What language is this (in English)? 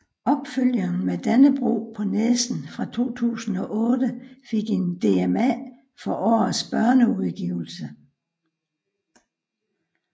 Danish